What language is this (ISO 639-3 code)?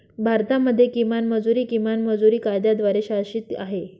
mar